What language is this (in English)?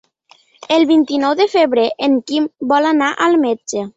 Catalan